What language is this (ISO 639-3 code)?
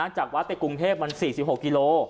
tha